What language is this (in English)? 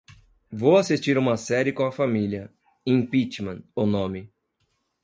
Portuguese